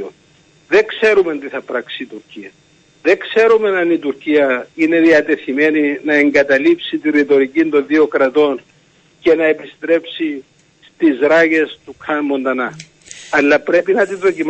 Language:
Greek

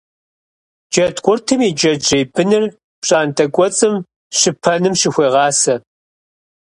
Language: Kabardian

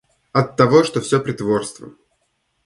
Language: Russian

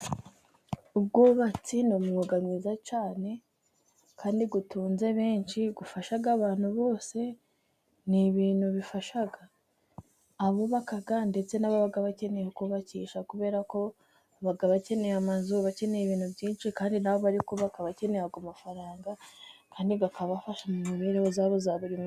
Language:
Kinyarwanda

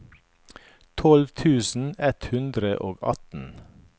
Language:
Norwegian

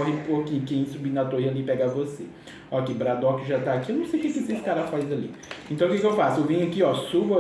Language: Portuguese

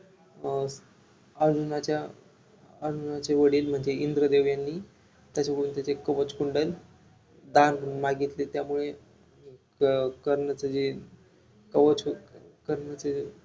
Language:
Marathi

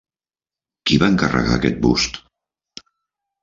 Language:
Catalan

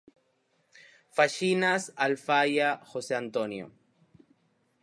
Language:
Galician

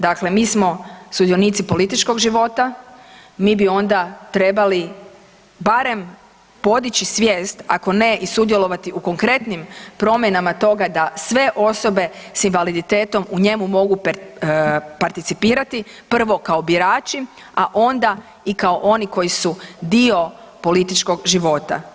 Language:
Croatian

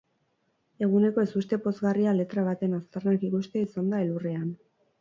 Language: Basque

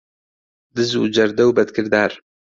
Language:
Central Kurdish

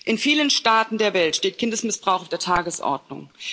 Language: German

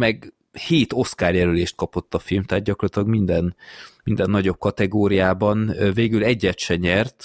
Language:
Hungarian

